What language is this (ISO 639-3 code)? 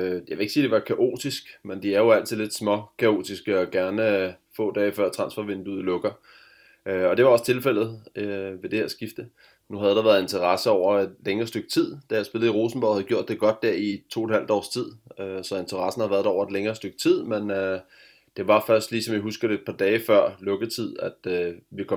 dan